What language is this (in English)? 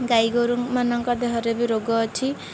Odia